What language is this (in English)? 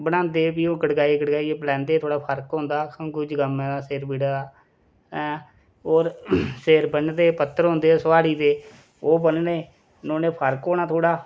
Dogri